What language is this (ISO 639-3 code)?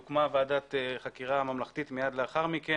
heb